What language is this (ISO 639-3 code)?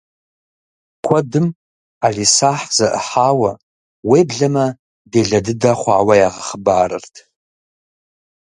kbd